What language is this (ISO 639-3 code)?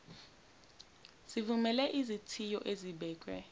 zul